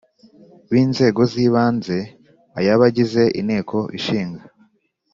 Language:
Kinyarwanda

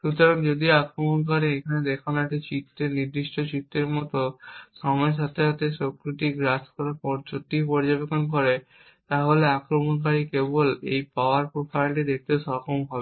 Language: Bangla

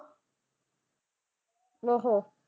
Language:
Punjabi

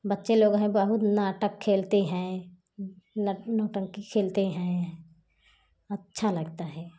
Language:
Hindi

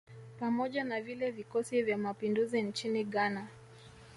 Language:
Swahili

